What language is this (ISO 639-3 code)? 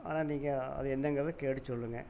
tam